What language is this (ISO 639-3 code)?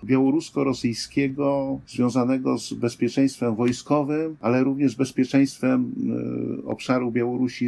pol